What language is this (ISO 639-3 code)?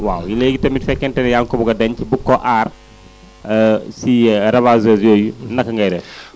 wol